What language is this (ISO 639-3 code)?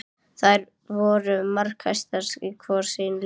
isl